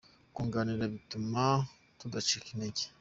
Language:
Kinyarwanda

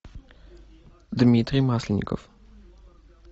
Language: Russian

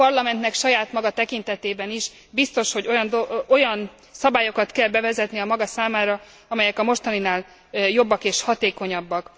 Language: Hungarian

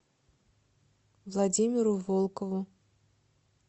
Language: Russian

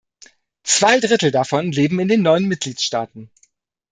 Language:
German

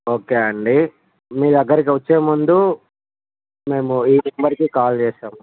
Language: Telugu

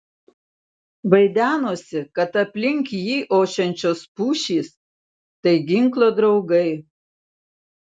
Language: Lithuanian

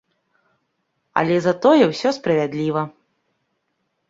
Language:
Belarusian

